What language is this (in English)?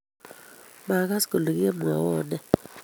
Kalenjin